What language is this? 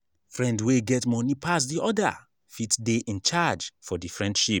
Nigerian Pidgin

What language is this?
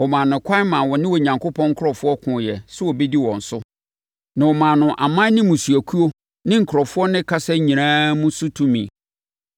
Akan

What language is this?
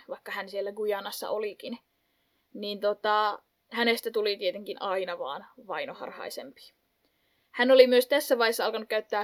Finnish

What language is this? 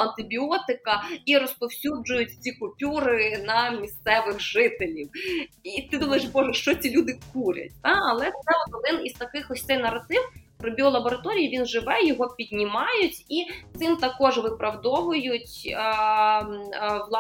Ukrainian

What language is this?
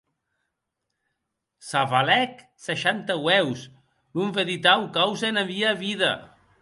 Occitan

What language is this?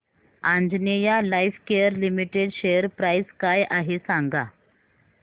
Marathi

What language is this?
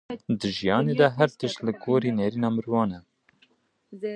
Kurdish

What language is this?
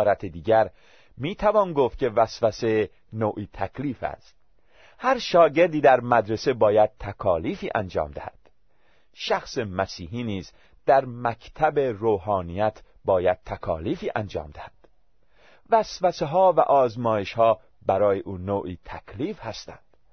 Persian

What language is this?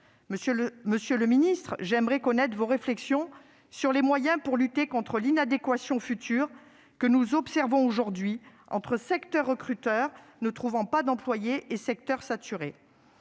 French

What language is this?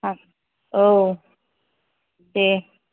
Bodo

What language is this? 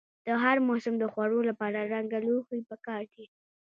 Pashto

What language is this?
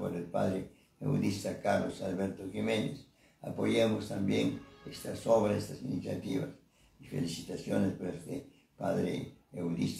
Spanish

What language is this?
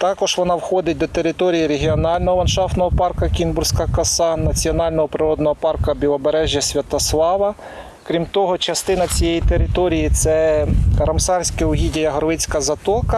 Ukrainian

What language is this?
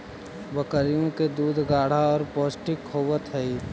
Magahi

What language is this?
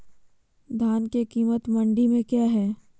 Magahi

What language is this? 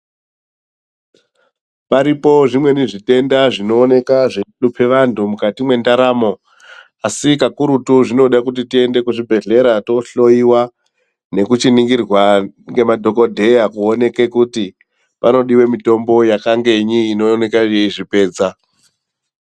Ndau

